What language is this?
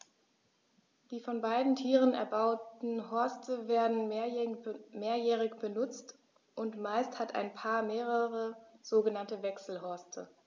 German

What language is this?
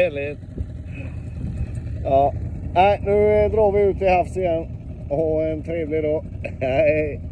Swedish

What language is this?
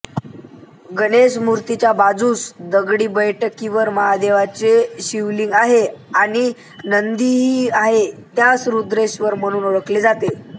Marathi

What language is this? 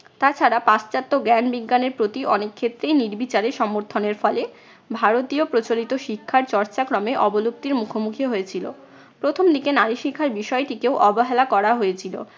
Bangla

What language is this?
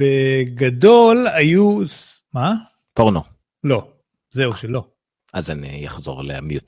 Hebrew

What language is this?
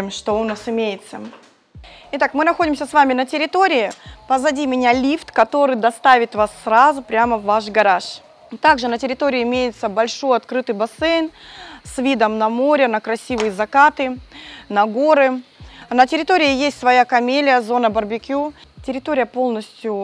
Russian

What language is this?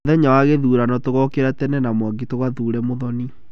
Kikuyu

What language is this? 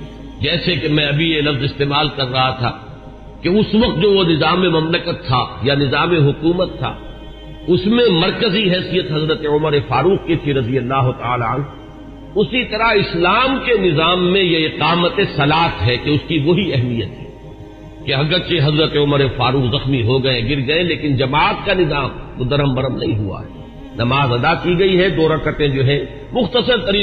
Urdu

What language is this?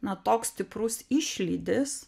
Lithuanian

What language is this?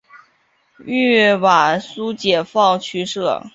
Chinese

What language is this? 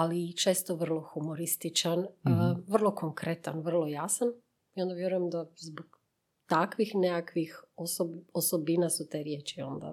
Croatian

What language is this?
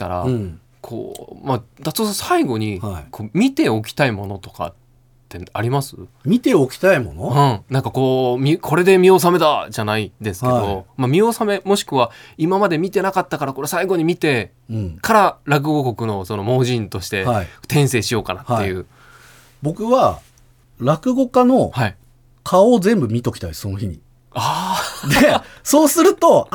Japanese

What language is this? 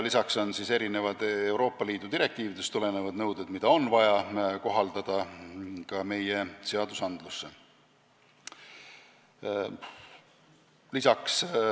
Estonian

